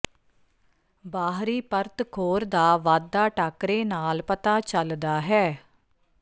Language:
Punjabi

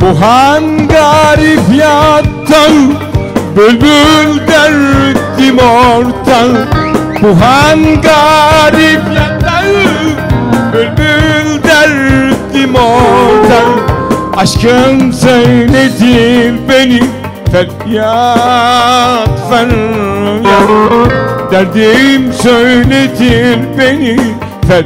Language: Turkish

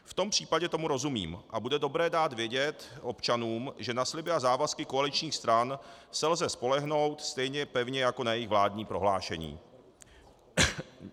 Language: Czech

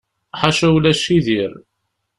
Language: Kabyle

